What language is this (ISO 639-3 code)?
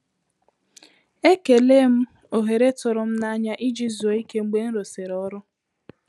ibo